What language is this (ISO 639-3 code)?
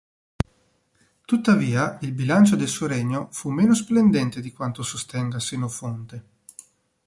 ita